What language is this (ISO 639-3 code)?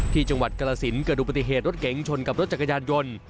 tha